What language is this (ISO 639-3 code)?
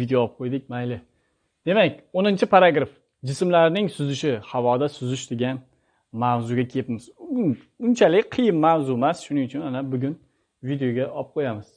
tur